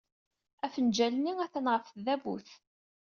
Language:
Kabyle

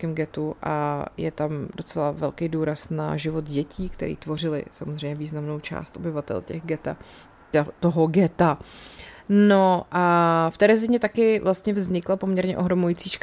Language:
Czech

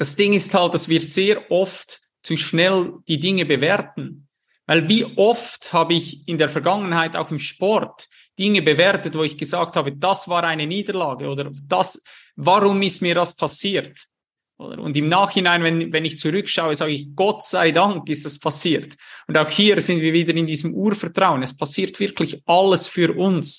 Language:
German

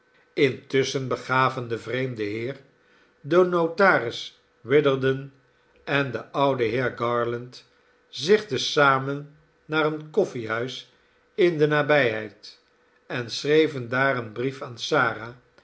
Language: Dutch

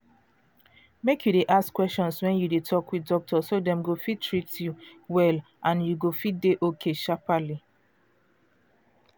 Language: Nigerian Pidgin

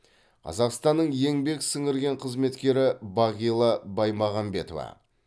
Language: Kazakh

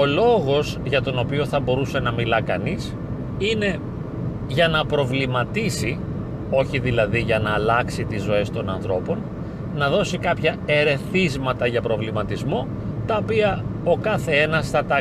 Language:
Greek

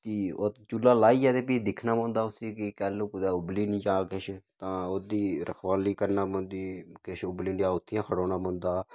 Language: Dogri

